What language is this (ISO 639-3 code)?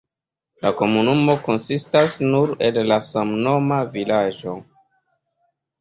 epo